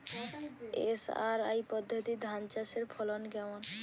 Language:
Bangla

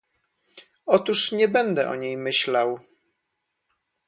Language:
Polish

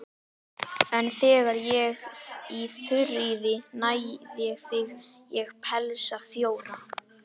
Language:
Icelandic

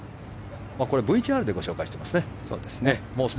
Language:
Japanese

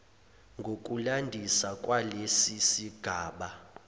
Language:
Zulu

